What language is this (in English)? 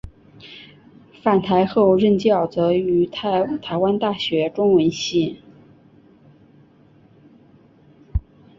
Chinese